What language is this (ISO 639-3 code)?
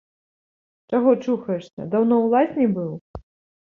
bel